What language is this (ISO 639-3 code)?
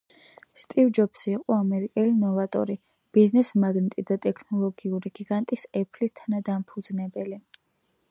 kat